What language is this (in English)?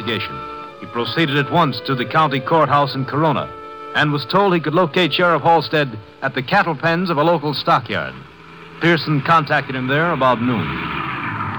English